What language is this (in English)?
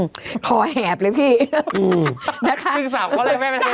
Thai